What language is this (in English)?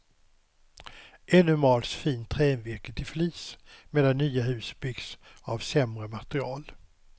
Swedish